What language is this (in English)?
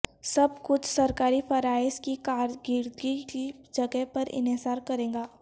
Urdu